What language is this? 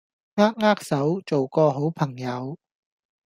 Cantonese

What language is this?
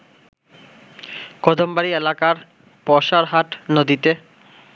Bangla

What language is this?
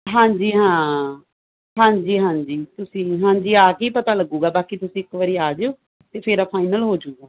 Punjabi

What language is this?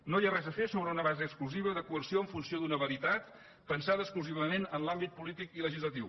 Catalan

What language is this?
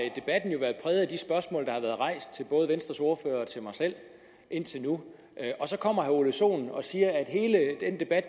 Danish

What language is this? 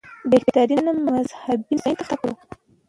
Pashto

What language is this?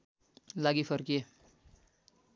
Nepali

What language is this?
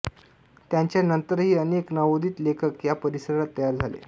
Marathi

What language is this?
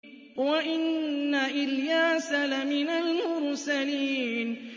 Arabic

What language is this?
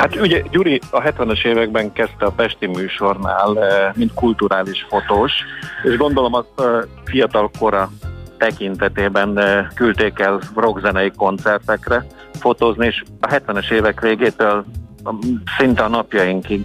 Hungarian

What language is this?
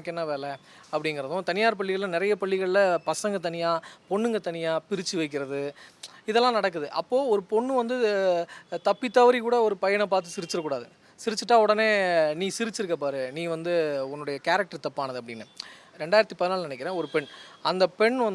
Tamil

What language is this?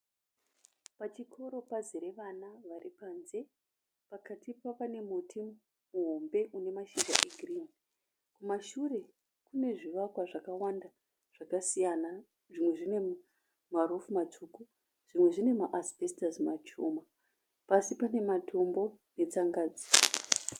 Shona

